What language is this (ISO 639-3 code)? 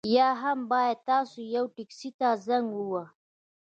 pus